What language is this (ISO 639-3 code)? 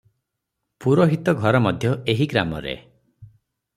ori